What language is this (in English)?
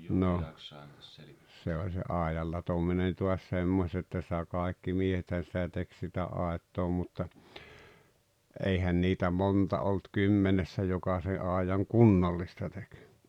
Finnish